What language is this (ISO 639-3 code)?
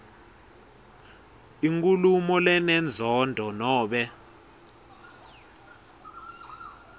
ssw